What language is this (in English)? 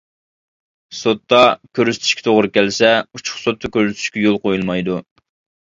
Uyghur